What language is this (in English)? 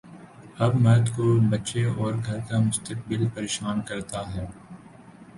Urdu